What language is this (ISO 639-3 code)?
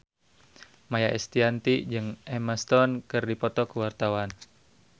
sun